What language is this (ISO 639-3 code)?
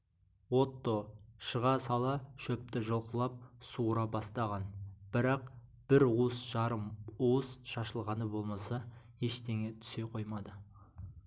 kaz